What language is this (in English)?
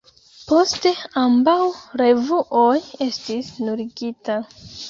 Esperanto